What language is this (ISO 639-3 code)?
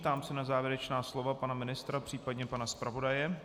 ces